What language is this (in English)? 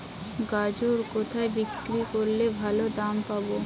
Bangla